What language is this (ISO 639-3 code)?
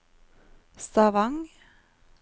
nor